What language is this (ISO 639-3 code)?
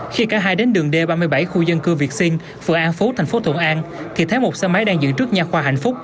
vie